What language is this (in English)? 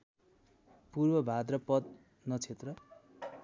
Nepali